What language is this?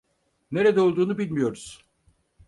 Turkish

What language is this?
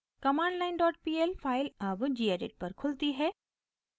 Hindi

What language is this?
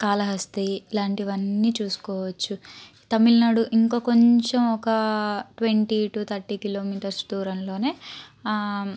Telugu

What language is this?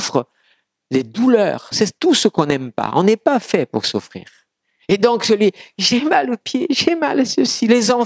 French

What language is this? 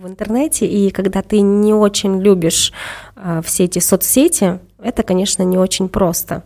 Russian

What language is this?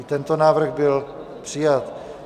Czech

